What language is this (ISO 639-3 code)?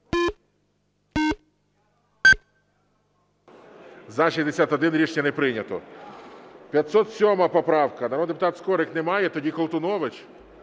ukr